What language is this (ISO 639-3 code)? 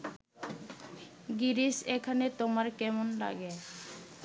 ben